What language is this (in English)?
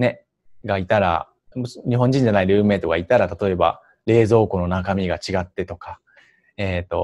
Japanese